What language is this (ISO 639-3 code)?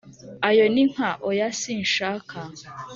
kin